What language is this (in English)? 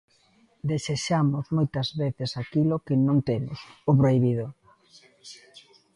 Galician